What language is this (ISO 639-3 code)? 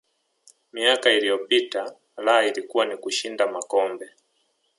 swa